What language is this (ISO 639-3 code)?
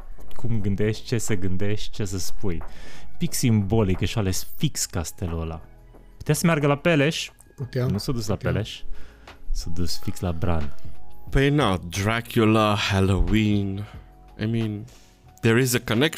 ron